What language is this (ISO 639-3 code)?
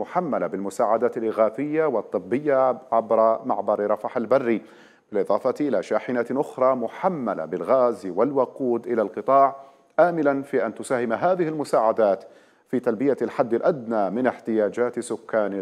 ara